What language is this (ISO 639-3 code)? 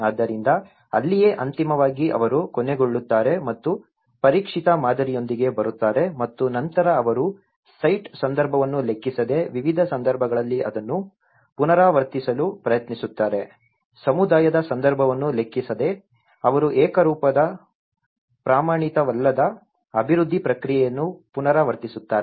kan